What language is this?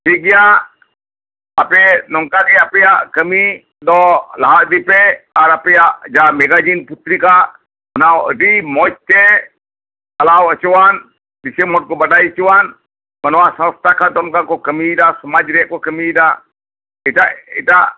Santali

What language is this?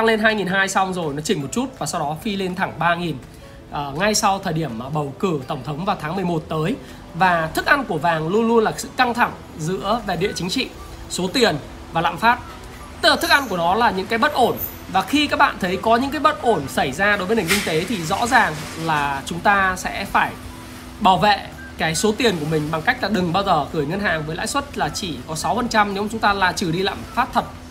Vietnamese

